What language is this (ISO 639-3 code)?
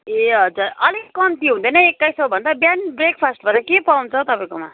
nep